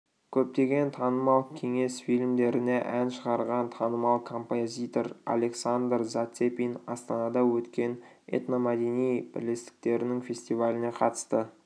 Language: Kazakh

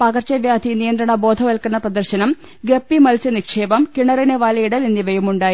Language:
Malayalam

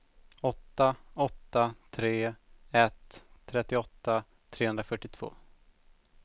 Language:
Swedish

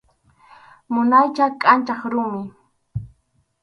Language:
Arequipa-La Unión Quechua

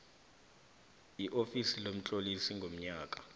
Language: South Ndebele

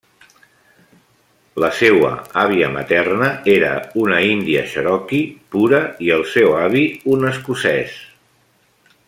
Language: Catalan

